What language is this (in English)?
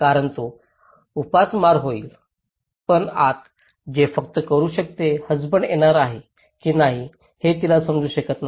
Marathi